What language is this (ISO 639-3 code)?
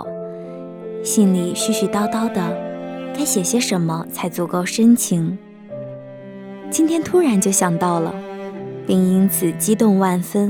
zho